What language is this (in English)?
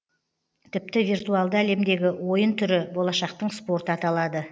Kazakh